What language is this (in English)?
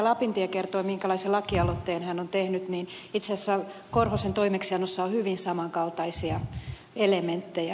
Finnish